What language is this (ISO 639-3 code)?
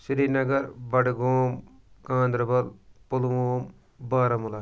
kas